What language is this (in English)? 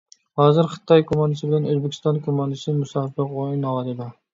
Uyghur